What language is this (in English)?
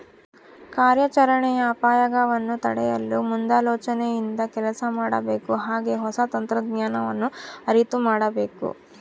Kannada